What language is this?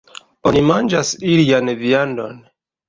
Esperanto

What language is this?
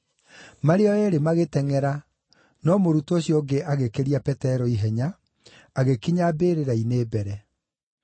Kikuyu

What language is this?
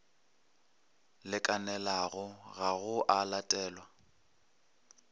Northern Sotho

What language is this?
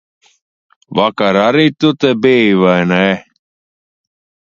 Latvian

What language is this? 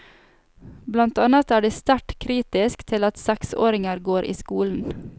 Norwegian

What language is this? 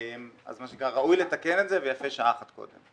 Hebrew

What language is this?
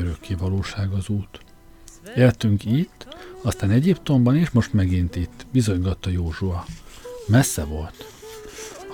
Hungarian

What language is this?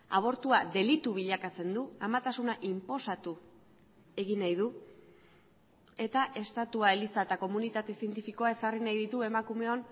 Basque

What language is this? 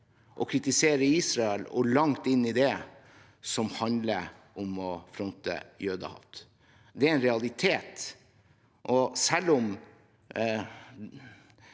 Norwegian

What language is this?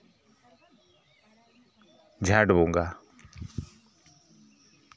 Santali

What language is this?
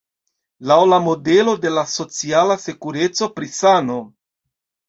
Esperanto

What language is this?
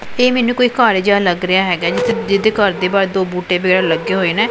Punjabi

